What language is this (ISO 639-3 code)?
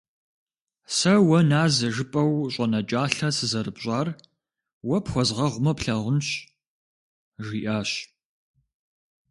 kbd